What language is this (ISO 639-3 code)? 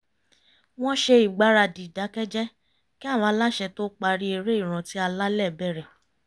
yor